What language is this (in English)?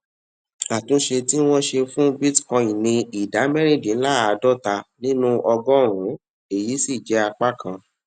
Yoruba